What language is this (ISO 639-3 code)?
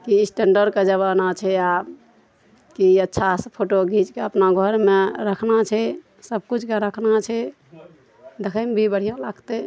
mai